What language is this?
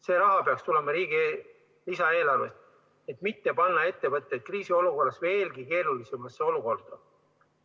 Estonian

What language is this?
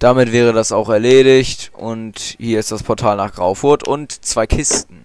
German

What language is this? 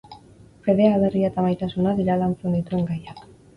Basque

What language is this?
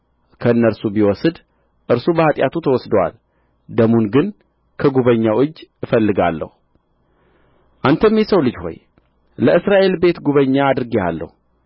Amharic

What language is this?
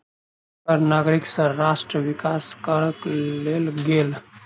Maithili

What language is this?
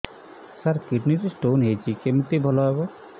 Odia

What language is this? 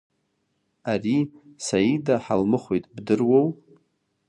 Abkhazian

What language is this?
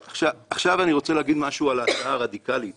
Hebrew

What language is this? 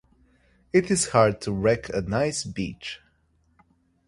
English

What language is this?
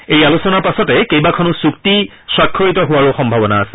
Assamese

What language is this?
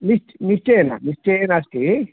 Sanskrit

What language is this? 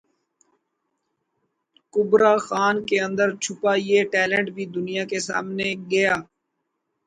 Urdu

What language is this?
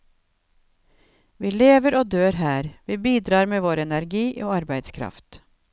Norwegian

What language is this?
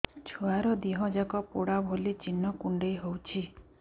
Odia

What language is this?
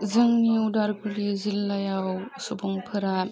Bodo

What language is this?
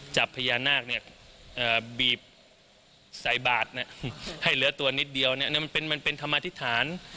Thai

